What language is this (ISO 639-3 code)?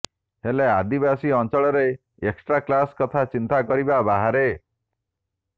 ori